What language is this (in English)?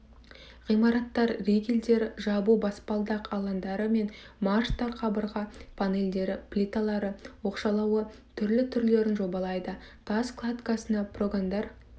Kazakh